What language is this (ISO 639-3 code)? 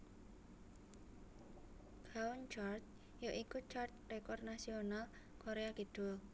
jav